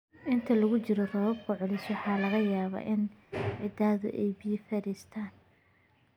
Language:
Somali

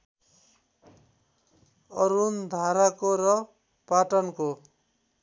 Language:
Nepali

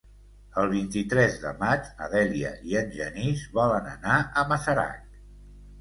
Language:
Catalan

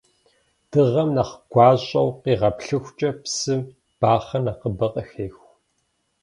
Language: Kabardian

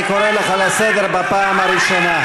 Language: Hebrew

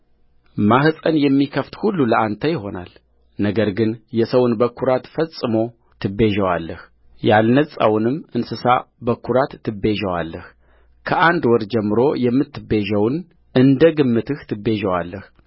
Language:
Amharic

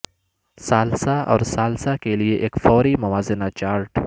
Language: Urdu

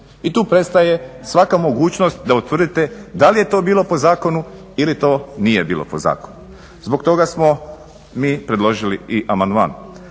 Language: Croatian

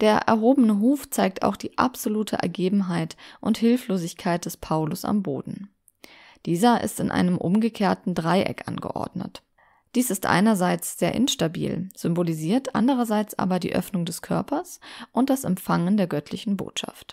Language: German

